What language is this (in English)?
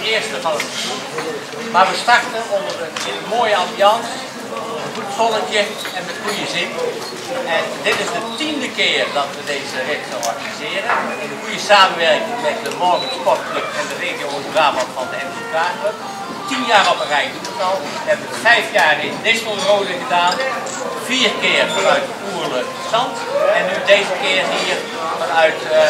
Dutch